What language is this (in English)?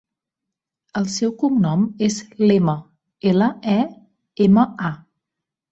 Catalan